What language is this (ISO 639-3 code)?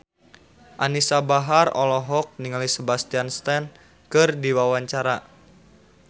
sun